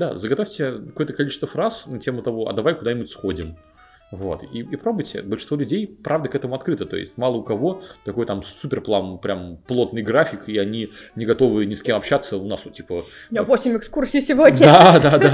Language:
Russian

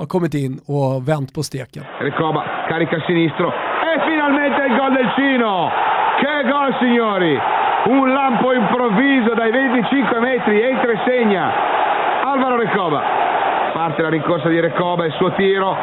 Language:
Swedish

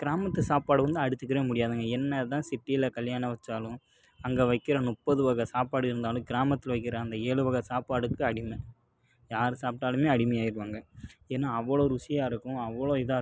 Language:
Tamil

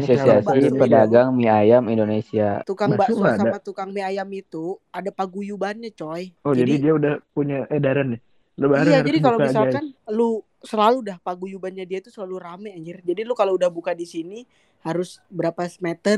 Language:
Indonesian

